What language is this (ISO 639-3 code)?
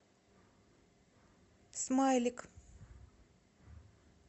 rus